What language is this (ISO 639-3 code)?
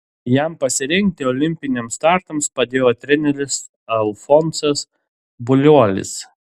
lit